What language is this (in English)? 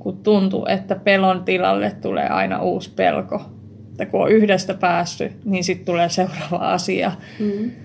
Finnish